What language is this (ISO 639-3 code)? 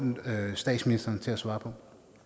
dan